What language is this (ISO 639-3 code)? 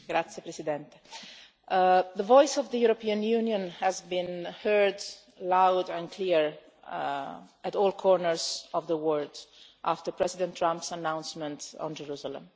eng